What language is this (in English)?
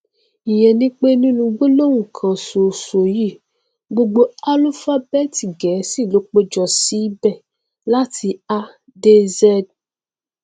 Yoruba